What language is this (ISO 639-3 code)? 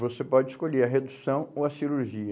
por